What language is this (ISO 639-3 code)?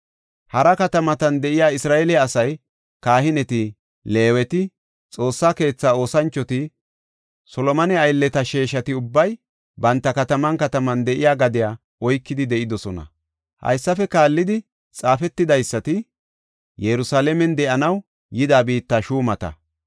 gof